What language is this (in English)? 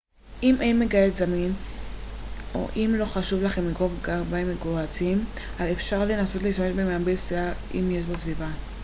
Hebrew